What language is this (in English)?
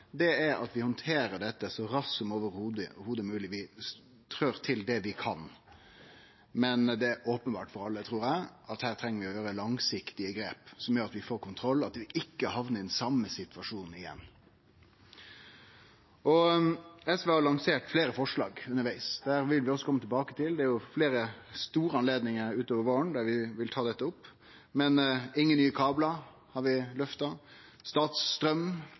Norwegian Nynorsk